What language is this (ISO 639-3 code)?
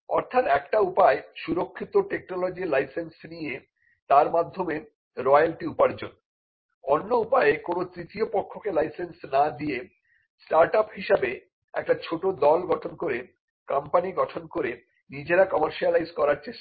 ben